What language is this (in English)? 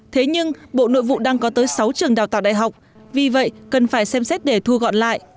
Vietnamese